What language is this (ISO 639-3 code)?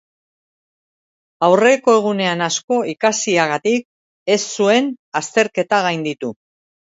eus